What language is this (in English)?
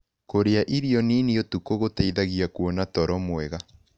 Kikuyu